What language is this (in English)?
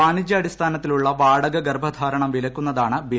Malayalam